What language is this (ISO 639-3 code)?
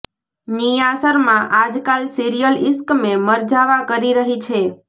guj